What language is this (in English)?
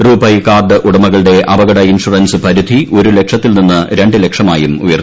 Malayalam